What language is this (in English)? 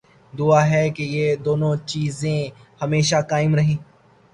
Urdu